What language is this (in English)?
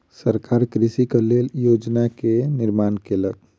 Maithili